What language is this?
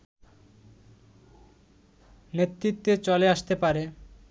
Bangla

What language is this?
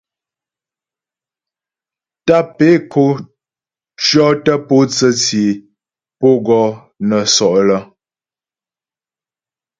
Ghomala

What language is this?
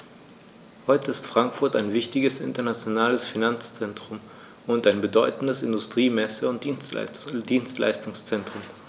German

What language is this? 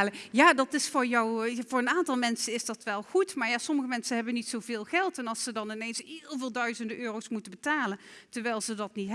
Dutch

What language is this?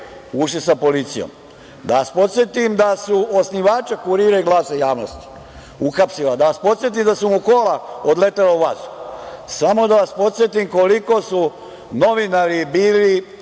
Serbian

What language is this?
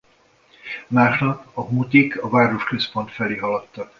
Hungarian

